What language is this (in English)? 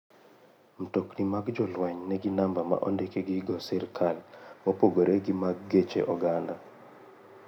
Luo (Kenya and Tanzania)